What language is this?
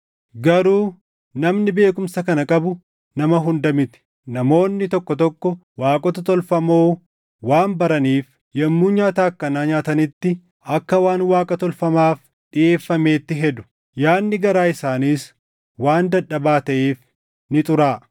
Oromo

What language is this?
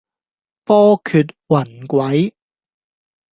Cantonese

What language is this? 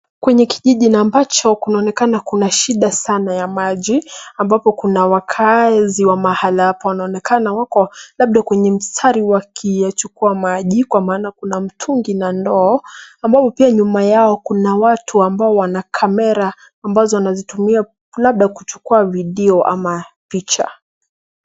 Swahili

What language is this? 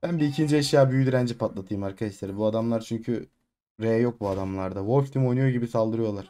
Turkish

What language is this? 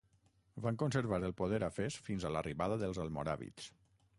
Catalan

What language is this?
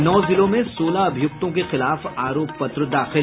Hindi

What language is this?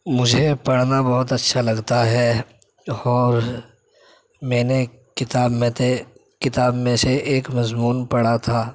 Urdu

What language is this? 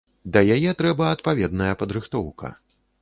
Belarusian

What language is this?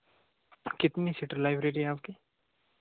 Hindi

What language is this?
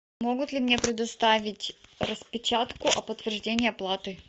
Russian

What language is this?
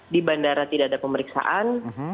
Indonesian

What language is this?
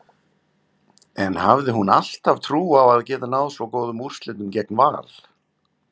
Icelandic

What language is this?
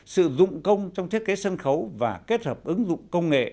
Vietnamese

